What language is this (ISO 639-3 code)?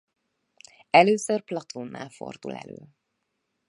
hun